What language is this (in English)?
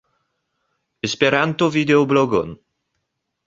Esperanto